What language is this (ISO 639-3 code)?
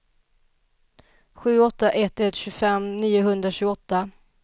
swe